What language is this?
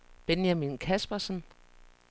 Danish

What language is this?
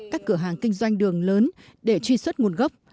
Vietnamese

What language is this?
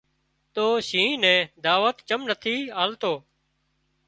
Wadiyara Koli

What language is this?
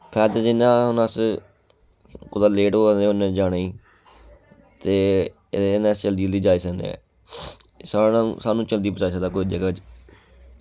Dogri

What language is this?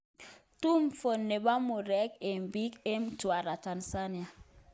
Kalenjin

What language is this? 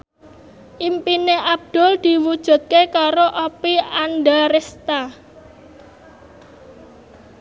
Javanese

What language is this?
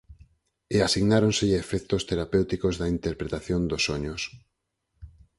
Galician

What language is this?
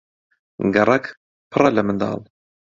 Central Kurdish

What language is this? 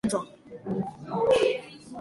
Chinese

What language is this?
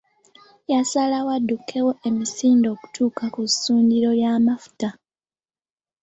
Ganda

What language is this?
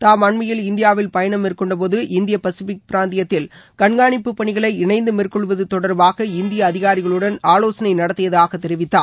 Tamil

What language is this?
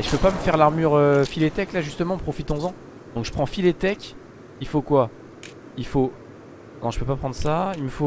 French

